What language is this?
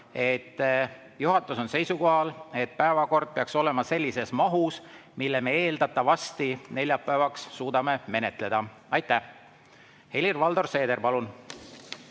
Estonian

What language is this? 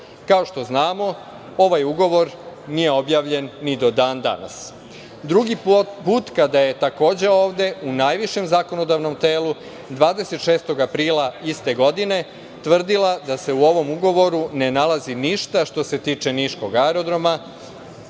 Serbian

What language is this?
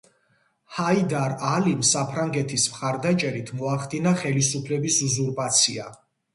Georgian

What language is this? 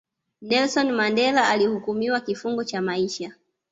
Swahili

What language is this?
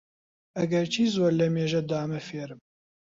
Central Kurdish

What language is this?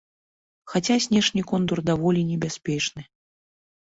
Belarusian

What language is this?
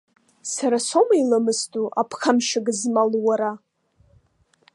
Abkhazian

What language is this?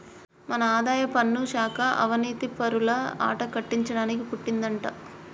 Telugu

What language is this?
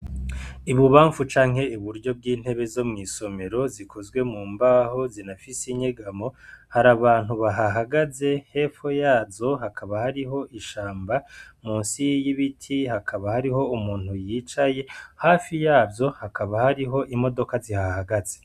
Rundi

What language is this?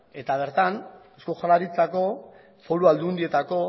Basque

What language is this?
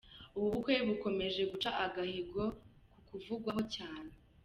Kinyarwanda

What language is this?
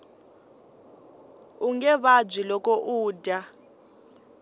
Tsonga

